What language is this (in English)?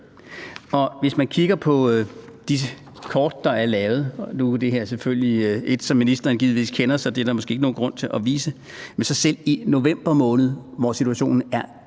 Danish